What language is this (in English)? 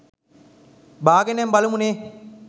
Sinhala